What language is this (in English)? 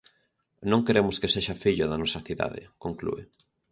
Galician